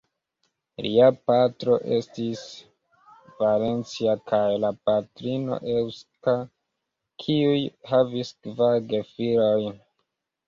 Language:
Esperanto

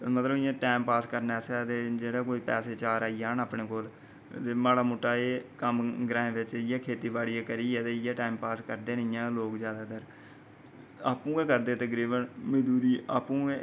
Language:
Dogri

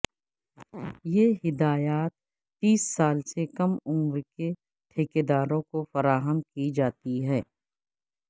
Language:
Urdu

